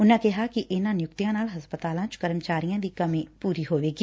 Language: Punjabi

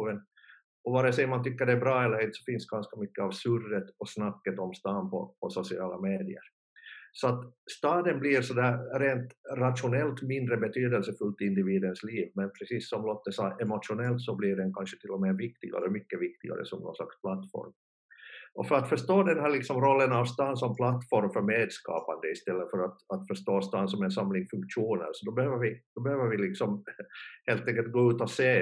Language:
Swedish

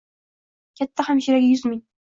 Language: Uzbek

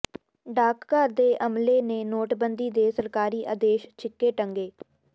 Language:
Punjabi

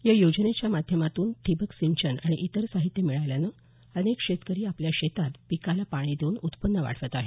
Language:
Marathi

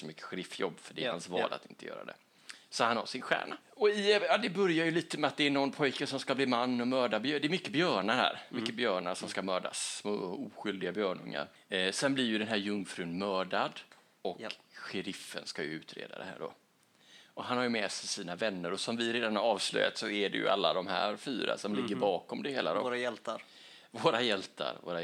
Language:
Swedish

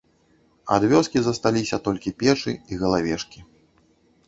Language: Belarusian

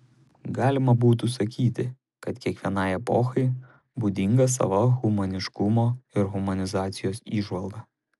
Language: Lithuanian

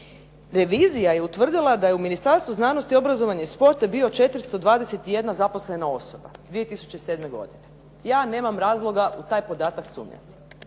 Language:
Croatian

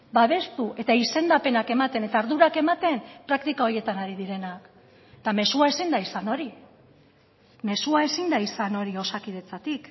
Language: Basque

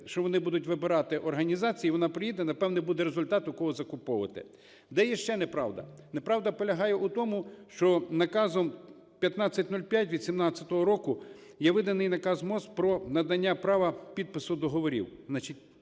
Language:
Ukrainian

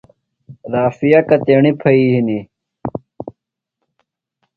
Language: Phalura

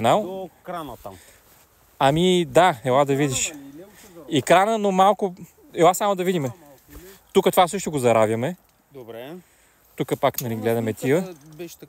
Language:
Bulgarian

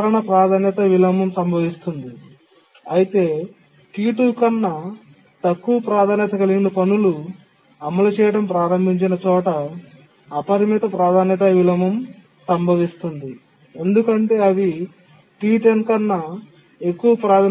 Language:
Telugu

